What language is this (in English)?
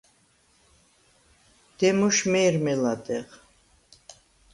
Svan